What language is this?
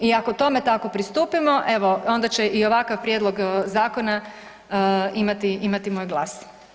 Croatian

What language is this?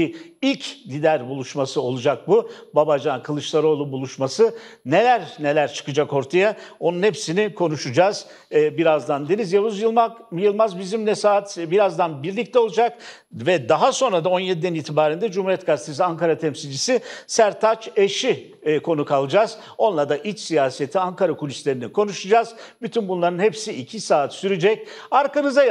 Turkish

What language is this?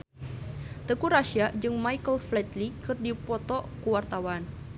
Sundanese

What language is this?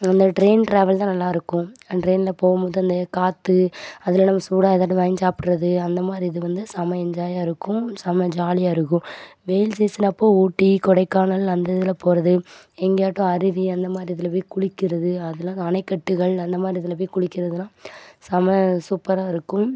Tamil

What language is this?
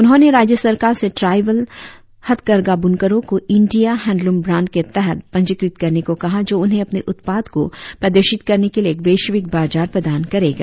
Hindi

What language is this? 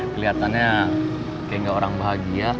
Indonesian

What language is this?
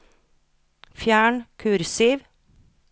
Norwegian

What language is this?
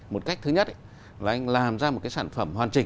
Vietnamese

